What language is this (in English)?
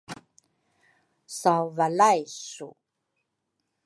Rukai